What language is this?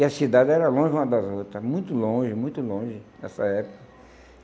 Portuguese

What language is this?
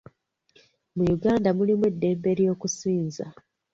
Ganda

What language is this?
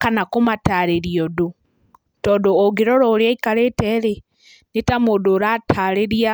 Kikuyu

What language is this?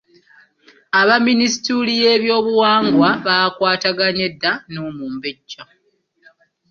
Ganda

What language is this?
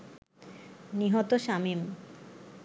Bangla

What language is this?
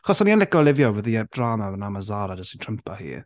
Welsh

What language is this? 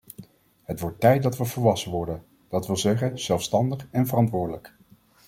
Dutch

